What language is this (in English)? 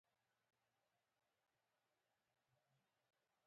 Pashto